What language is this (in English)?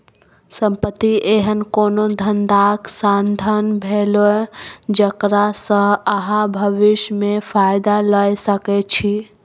Maithili